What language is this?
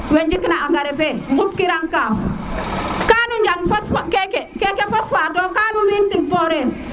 Serer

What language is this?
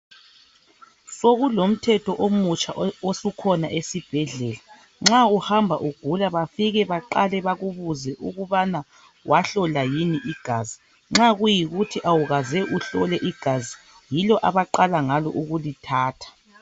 North Ndebele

